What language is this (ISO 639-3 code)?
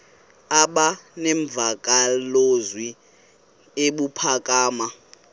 xho